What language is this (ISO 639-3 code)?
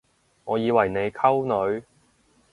yue